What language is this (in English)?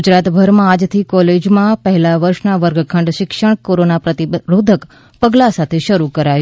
Gujarati